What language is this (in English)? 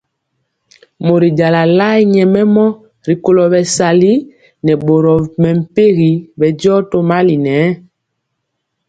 Mpiemo